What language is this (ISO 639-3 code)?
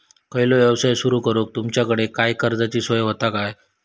mar